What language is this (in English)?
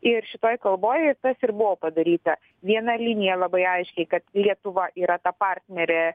Lithuanian